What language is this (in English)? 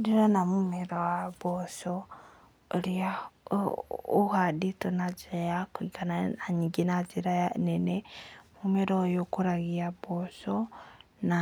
Kikuyu